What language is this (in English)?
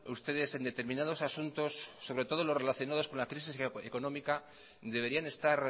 Spanish